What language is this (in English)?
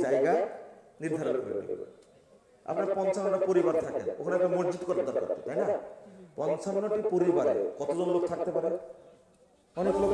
Indonesian